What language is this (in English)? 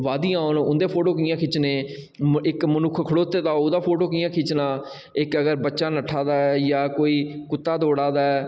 Dogri